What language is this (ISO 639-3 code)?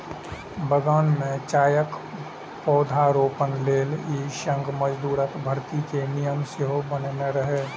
mai